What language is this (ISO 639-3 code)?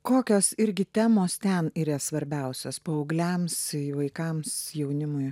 lit